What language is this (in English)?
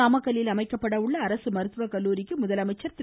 Tamil